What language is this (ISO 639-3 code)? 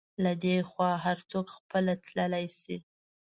pus